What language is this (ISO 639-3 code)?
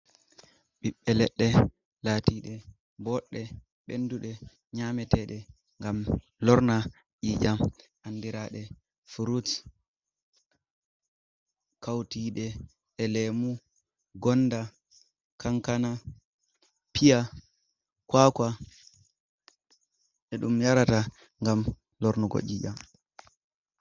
ful